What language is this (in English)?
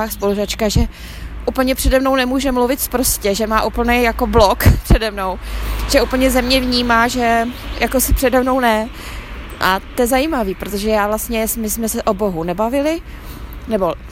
Czech